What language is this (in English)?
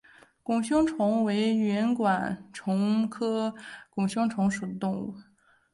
Chinese